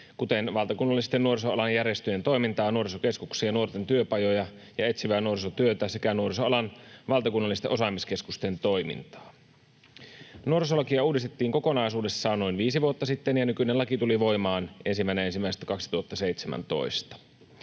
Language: Finnish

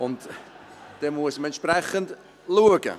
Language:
Swiss German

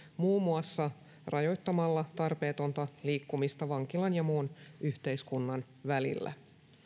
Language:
Finnish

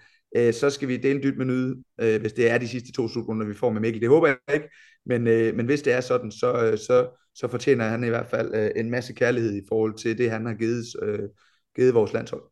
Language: Danish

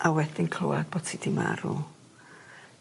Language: Welsh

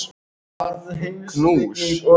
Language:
Icelandic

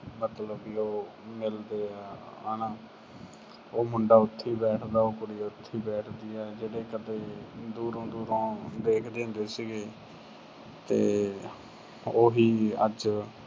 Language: Punjabi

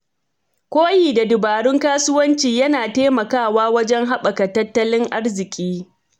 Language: Hausa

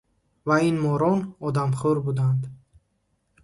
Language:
Tajik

